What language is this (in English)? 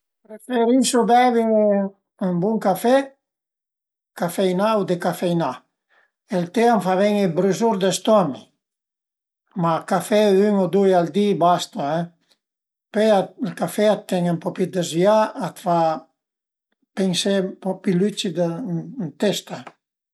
Piedmontese